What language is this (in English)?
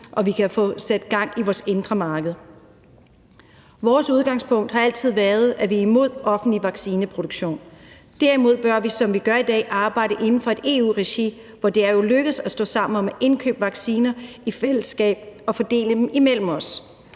Danish